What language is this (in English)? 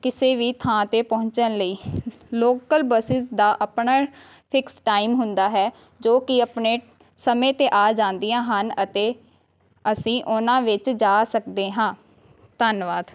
Punjabi